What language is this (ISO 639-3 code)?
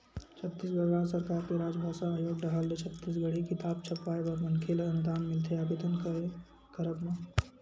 hne